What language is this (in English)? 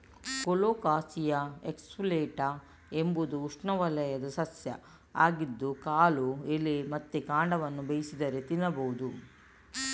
Kannada